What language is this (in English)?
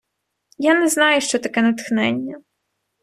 Ukrainian